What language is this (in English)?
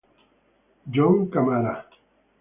Italian